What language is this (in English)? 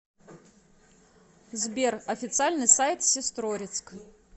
Russian